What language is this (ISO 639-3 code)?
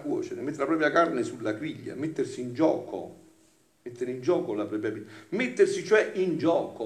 ita